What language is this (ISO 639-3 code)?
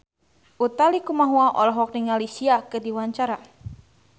sun